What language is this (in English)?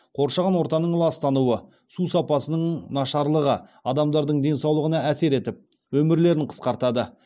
Kazakh